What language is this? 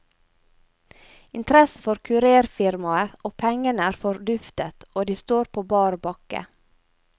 Norwegian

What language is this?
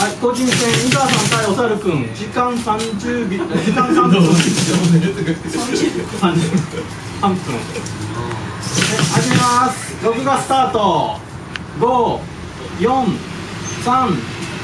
Japanese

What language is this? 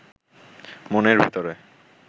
Bangla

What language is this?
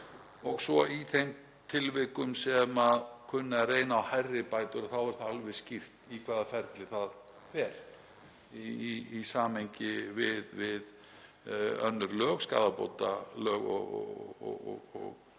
Icelandic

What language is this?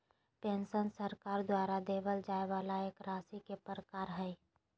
Magahi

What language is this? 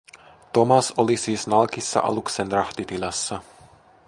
Finnish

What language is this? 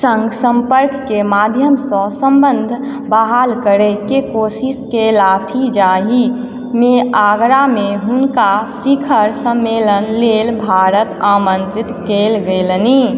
Maithili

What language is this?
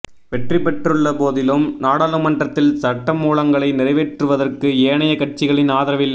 Tamil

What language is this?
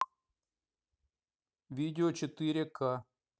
Russian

